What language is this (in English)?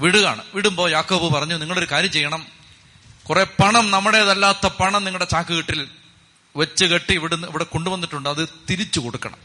Malayalam